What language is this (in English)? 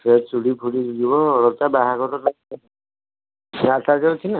Odia